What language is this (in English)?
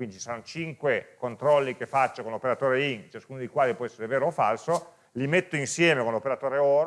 Italian